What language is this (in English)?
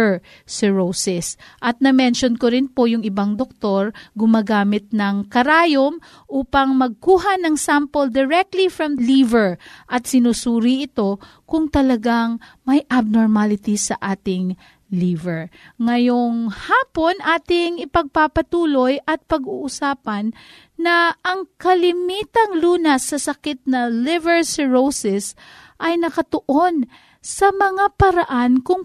Filipino